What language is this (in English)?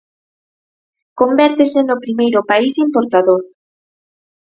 Galician